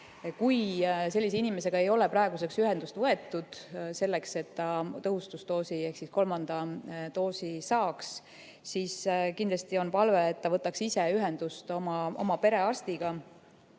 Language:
Estonian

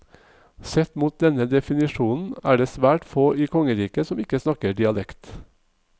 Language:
Norwegian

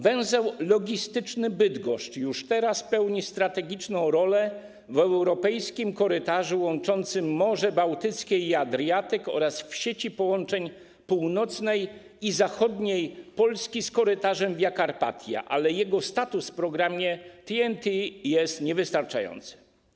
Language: Polish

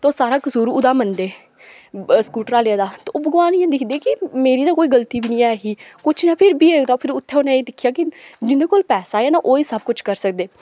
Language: Dogri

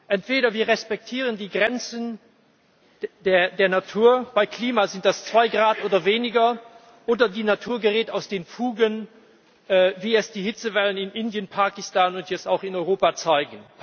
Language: German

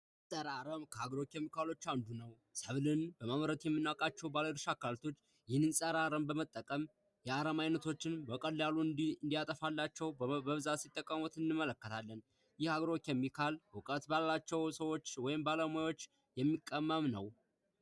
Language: Amharic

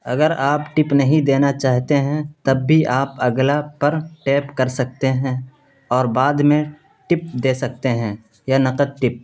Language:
Urdu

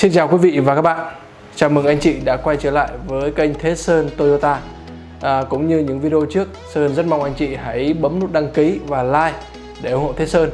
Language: Vietnamese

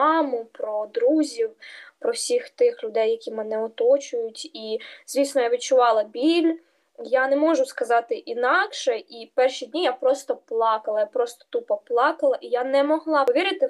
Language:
Ukrainian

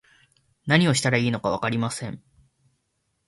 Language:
Japanese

